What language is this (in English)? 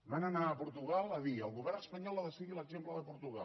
Catalan